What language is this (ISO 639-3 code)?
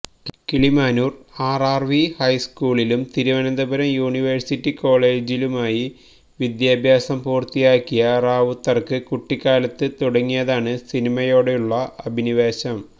mal